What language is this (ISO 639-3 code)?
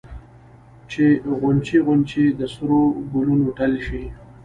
pus